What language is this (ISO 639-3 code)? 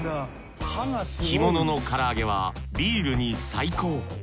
jpn